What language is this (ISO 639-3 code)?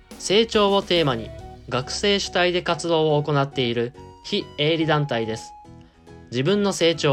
jpn